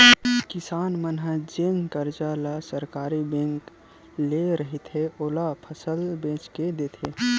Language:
Chhattisgarhi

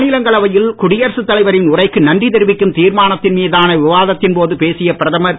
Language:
Tamil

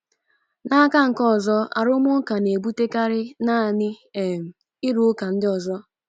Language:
Igbo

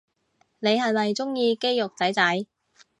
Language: Cantonese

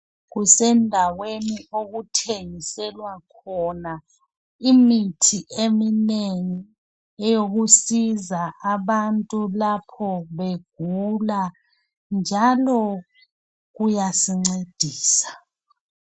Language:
North Ndebele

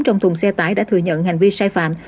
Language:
Vietnamese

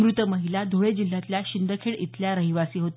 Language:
Marathi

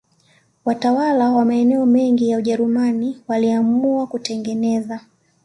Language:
Swahili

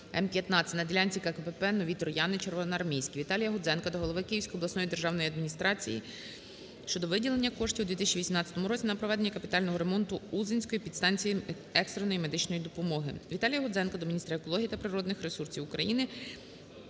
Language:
Ukrainian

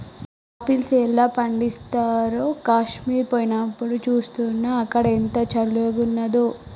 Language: Telugu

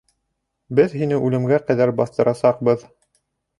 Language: Bashkir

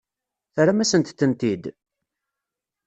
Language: Kabyle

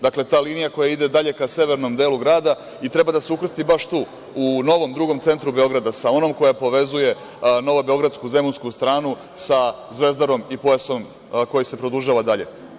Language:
Serbian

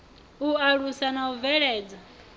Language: Venda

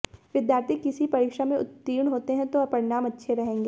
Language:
Hindi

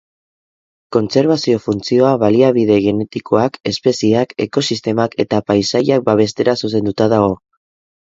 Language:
Basque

